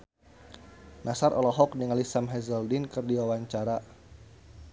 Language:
Sundanese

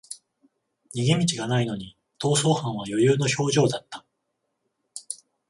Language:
Japanese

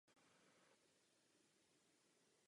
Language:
Czech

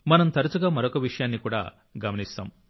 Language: Telugu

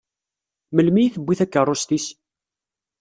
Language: Kabyle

